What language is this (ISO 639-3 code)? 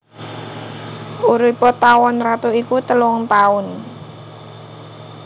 jav